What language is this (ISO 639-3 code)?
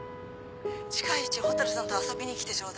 jpn